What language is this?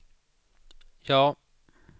Swedish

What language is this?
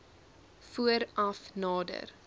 Afrikaans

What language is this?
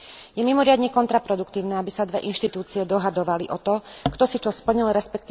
Slovak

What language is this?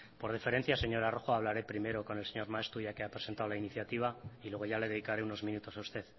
Spanish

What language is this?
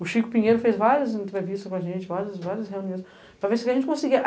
Portuguese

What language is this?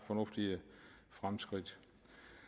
Danish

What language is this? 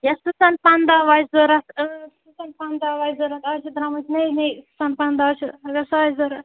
Kashmiri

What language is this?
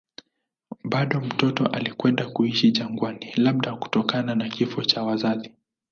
Swahili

